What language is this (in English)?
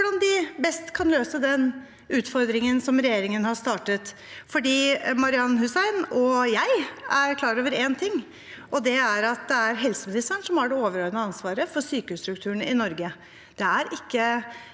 Norwegian